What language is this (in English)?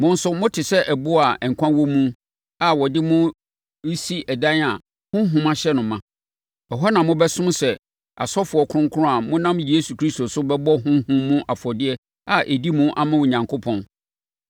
Akan